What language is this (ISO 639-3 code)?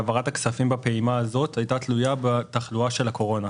heb